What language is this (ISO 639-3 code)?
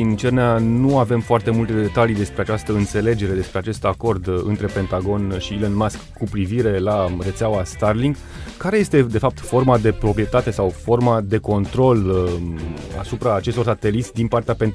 ron